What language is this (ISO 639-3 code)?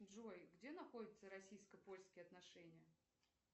rus